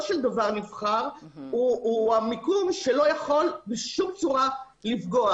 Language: Hebrew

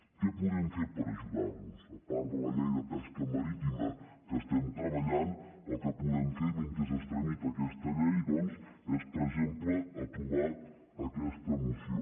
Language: Catalan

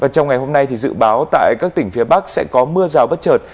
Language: Vietnamese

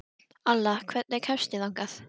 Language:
Icelandic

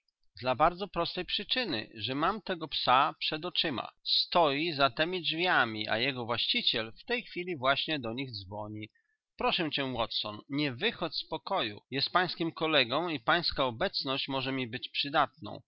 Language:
Polish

